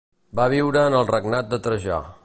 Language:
Catalan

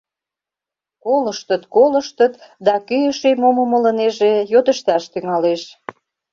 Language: Mari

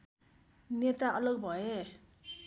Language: Nepali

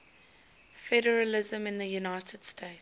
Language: English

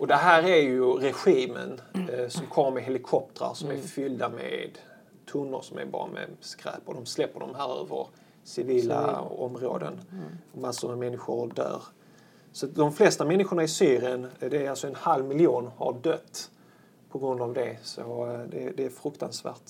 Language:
Swedish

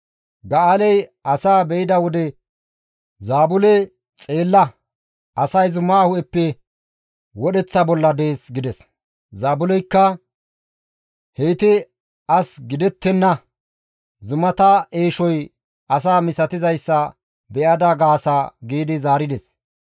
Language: Gamo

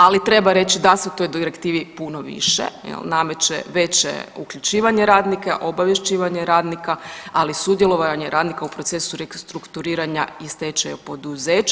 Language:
Croatian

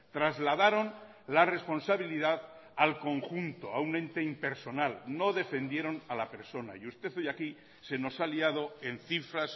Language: Spanish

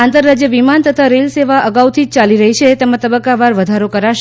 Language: Gujarati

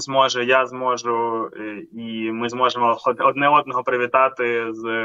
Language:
Ukrainian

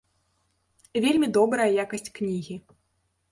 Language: Belarusian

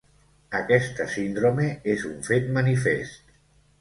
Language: Catalan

